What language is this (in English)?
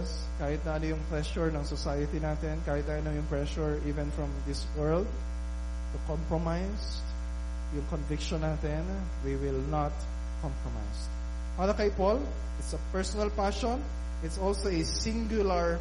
Filipino